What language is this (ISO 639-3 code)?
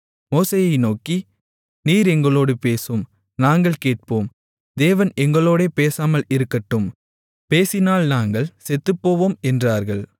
tam